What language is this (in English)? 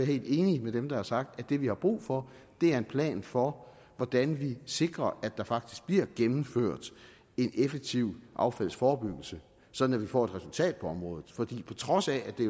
Danish